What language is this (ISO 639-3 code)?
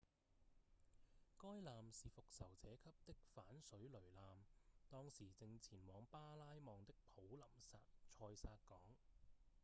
yue